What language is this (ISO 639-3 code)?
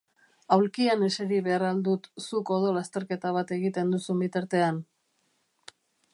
eus